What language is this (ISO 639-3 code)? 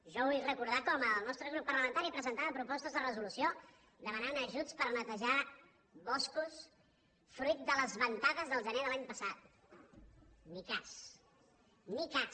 cat